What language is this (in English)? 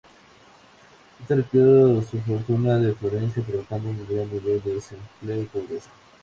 Spanish